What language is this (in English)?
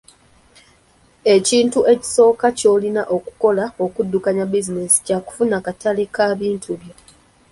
Ganda